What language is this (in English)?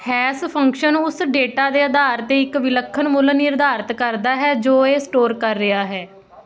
Punjabi